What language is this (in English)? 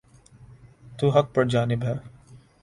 Urdu